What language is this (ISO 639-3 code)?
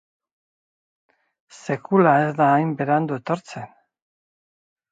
eus